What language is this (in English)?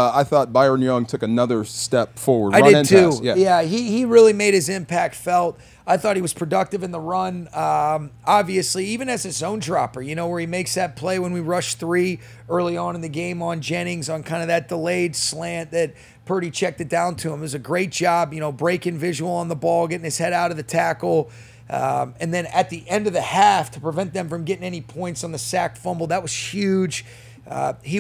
English